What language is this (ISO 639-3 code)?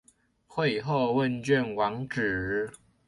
zho